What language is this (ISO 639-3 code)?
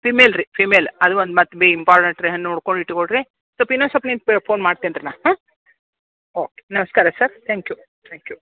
kan